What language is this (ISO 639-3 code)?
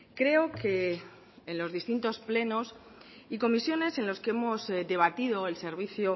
spa